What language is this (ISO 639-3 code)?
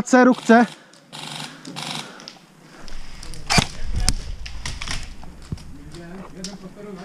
pol